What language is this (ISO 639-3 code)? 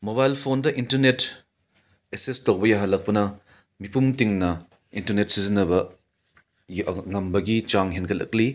mni